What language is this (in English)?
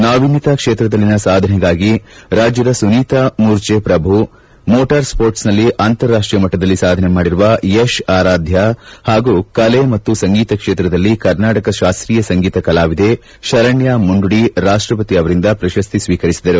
Kannada